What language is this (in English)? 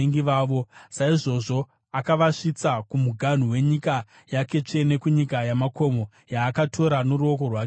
Shona